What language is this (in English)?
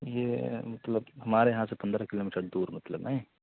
Urdu